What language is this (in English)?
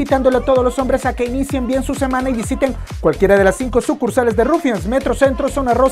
Spanish